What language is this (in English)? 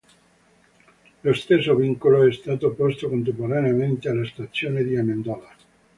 Italian